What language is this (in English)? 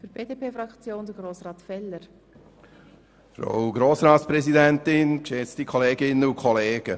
Swiss German